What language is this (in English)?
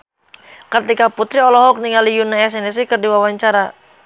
Sundanese